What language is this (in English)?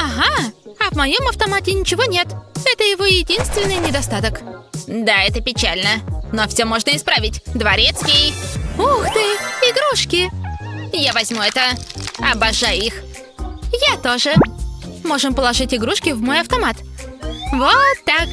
Russian